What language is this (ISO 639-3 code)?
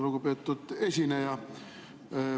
est